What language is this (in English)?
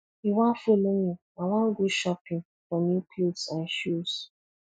Nigerian Pidgin